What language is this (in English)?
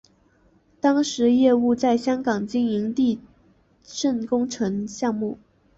Chinese